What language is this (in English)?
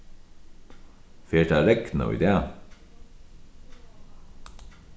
Faroese